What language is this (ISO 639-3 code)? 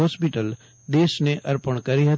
guj